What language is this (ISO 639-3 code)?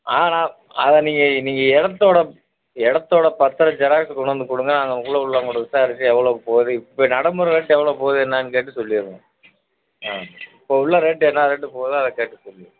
tam